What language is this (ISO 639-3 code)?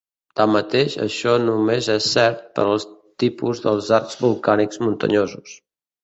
cat